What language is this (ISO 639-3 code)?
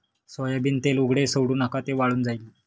mar